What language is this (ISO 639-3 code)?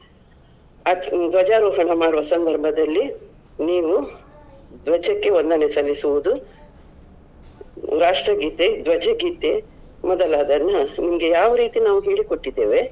kan